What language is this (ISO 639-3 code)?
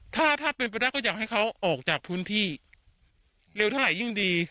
tha